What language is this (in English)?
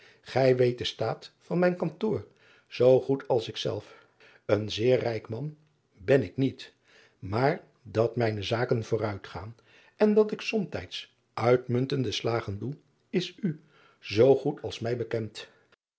Dutch